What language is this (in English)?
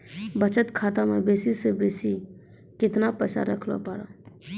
Maithili